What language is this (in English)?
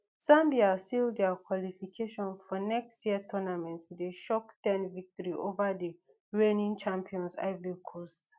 Nigerian Pidgin